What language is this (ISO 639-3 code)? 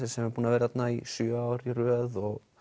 isl